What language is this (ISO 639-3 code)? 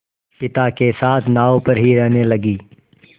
hin